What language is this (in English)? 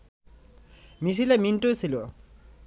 Bangla